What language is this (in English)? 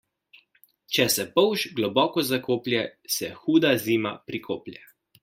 Slovenian